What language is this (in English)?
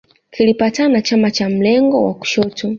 Swahili